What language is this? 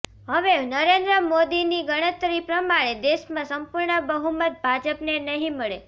Gujarati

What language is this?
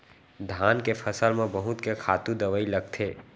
Chhattisgarhi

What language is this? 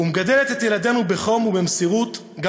Hebrew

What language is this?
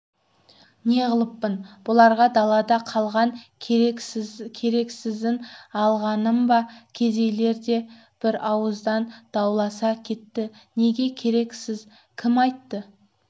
Kazakh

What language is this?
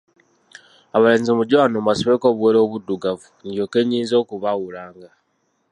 Ganda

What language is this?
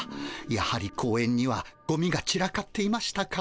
Japanese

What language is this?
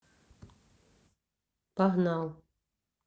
Russian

